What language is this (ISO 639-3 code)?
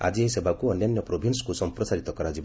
ori